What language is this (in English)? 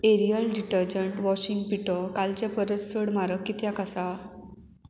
Konkani